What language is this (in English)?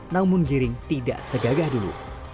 Indonesian